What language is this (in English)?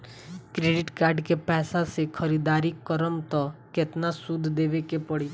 Bhojpuri